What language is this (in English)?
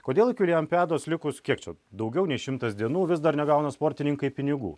Lithuanian